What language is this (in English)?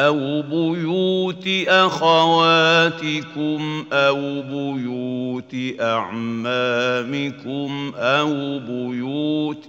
Arabic